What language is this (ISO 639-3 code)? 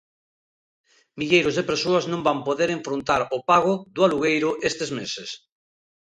glg